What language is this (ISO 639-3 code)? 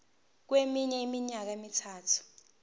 zul